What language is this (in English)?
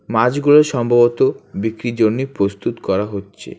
Bangla